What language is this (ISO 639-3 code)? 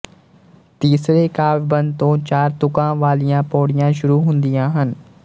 pan